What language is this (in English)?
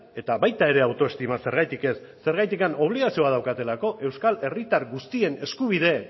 Basque